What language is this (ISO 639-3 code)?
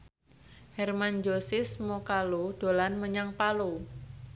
jav